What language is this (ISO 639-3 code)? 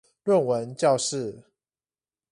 zho